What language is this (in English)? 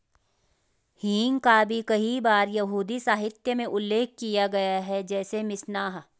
Hindi